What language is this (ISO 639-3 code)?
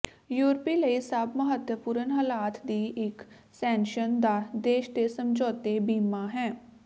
pan